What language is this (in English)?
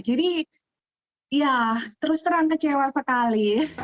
Indonesian